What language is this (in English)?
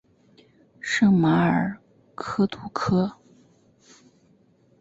Chinese